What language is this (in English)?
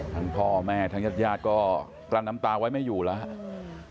Thai